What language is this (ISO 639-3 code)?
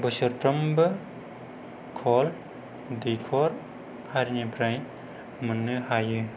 brx